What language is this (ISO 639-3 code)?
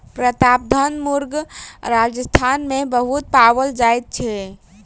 mai